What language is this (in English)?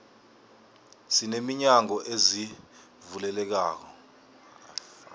South Ndebele